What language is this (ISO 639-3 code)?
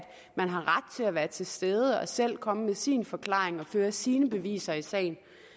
dan